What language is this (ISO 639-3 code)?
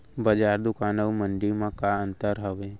hne